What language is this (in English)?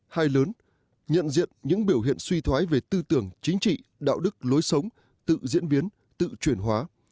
Vietnamese